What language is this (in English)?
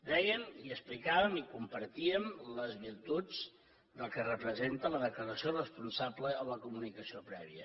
Catalan